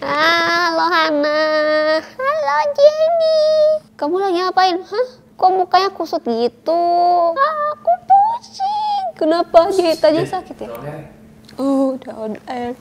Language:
Indonesian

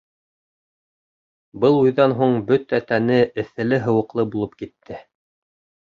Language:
Bashkir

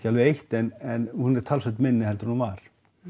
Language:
Icelandic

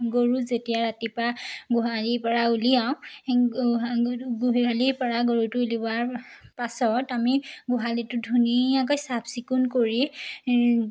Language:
Assamese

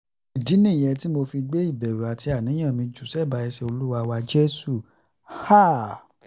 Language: Yoruba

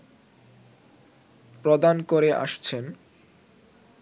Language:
Bangla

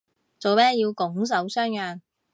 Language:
Cantonese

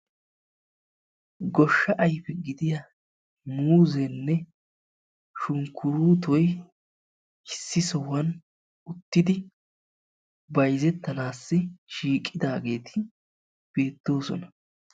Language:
Wolaytta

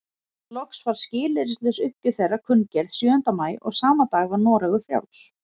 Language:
Icelandic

